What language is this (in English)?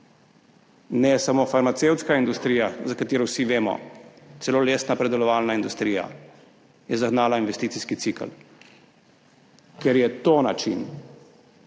Slovenian